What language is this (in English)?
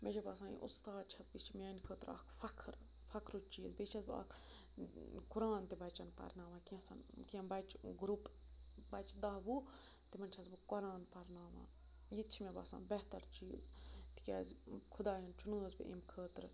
Kashmiri